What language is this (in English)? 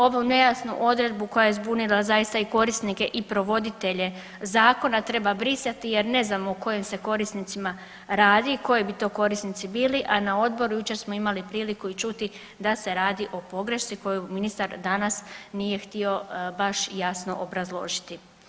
Croatian